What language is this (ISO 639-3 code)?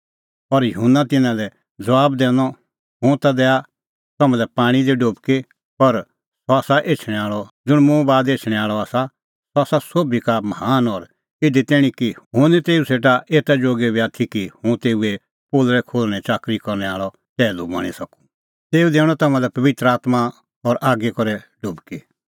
kfx